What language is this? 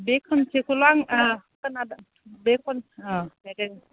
Bodo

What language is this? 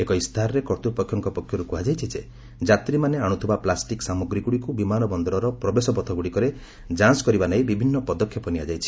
Odia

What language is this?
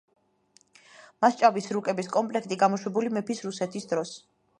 Georgian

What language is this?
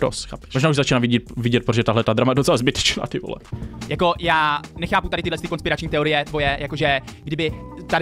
Czech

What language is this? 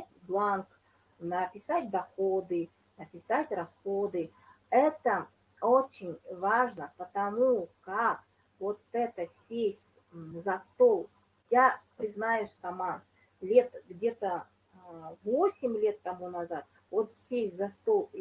Russian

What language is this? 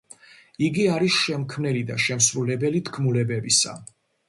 Georgian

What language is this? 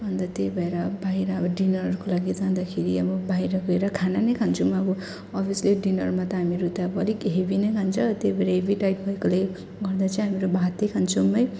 Nepali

